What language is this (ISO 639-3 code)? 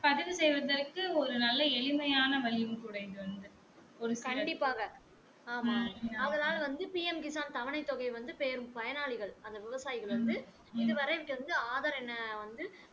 tam